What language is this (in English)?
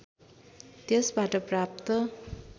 Nepali